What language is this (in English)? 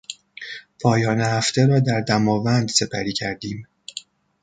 Persian